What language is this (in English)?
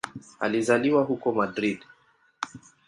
Swahili